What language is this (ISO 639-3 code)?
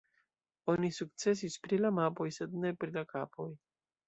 epo